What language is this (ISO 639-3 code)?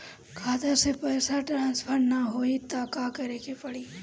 bho